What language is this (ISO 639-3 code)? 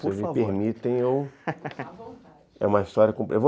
por